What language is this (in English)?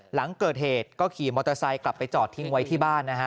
Thai